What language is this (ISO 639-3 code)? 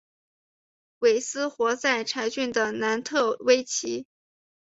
zho